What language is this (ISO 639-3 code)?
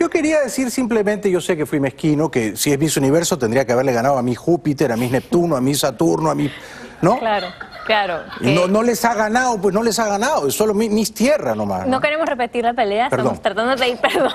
spa